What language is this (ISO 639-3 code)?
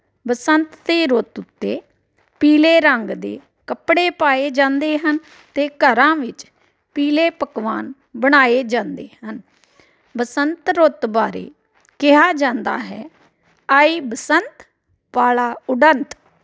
pan